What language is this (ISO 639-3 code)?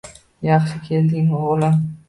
uzb